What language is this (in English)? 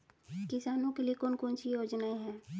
Hindi